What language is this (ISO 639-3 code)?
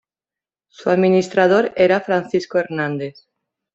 spa